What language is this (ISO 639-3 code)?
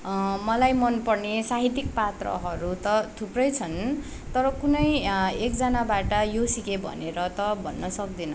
nep